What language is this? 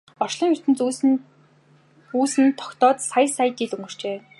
Mongolian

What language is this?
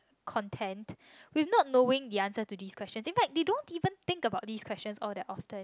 English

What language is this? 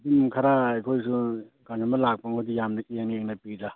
Manipuri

